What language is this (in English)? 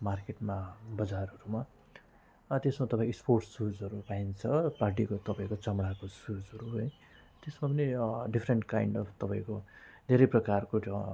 Nepali